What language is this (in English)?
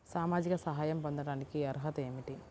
Telugu